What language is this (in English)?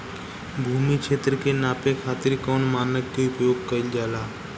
Bhojpuri